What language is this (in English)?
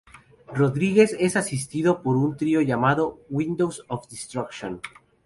Spanish